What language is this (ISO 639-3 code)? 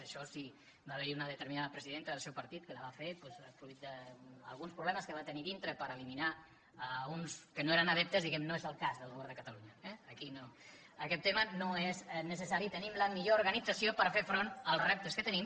cat